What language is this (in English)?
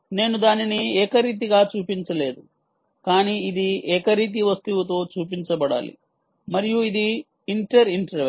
Telugu